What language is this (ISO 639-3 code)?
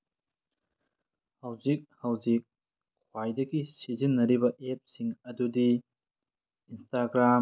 mni